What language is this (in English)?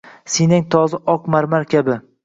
Uzbek